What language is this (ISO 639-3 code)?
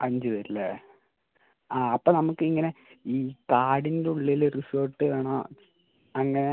mal